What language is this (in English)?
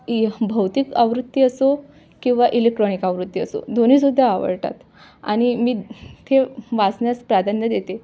Marathi